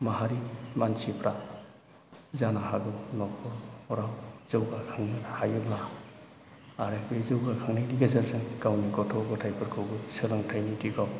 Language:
Bodo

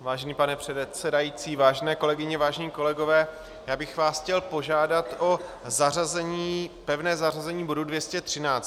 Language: Czech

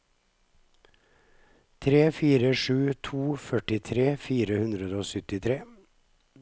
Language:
Norwegian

